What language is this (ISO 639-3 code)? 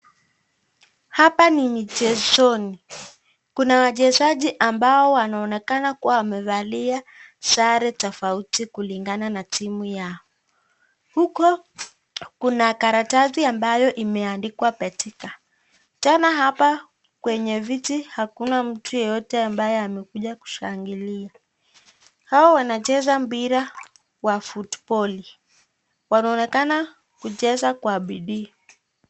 swa